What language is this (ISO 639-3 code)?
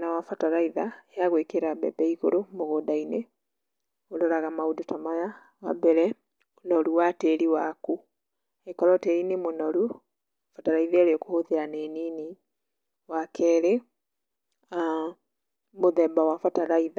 kik